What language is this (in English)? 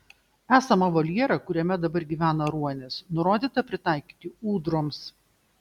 Lithuanian